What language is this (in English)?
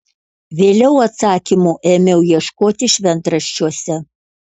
Lithuanian